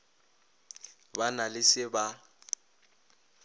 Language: Northern Sotho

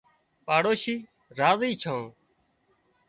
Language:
Wadiyara Koli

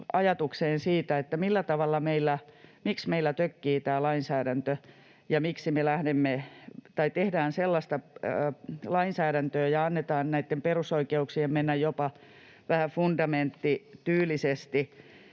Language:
Finnish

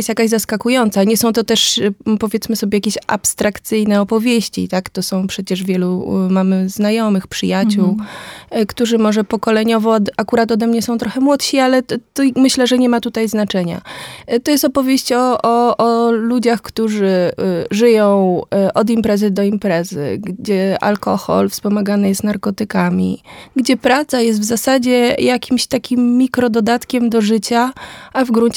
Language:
Polish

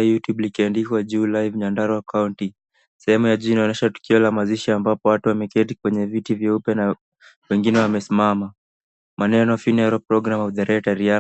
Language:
Swahili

